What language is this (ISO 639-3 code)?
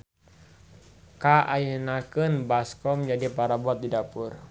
sun